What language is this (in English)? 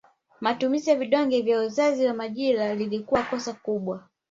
Swahili